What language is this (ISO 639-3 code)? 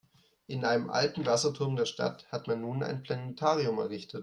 deu